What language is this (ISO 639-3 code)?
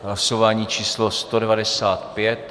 ces